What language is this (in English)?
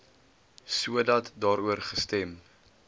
Afrikaans